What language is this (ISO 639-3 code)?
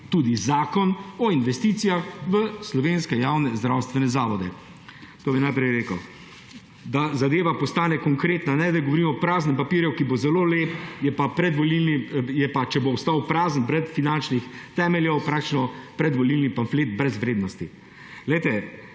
slv